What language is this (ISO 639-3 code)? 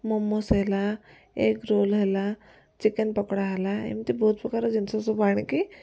ori